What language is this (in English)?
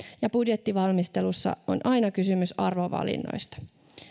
Finnish